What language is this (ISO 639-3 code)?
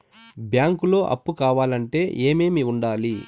tel